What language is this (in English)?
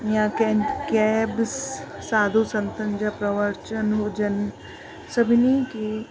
Sindhi